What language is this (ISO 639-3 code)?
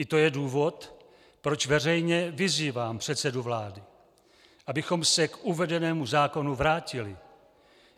ces